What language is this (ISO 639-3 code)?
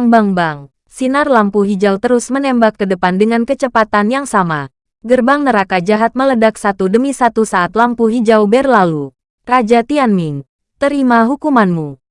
ind